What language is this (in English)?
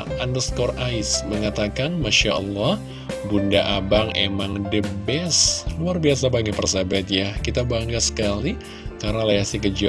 Indonesian